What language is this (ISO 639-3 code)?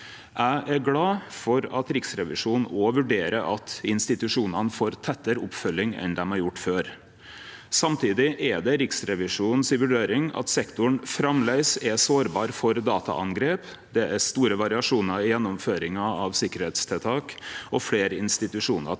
nor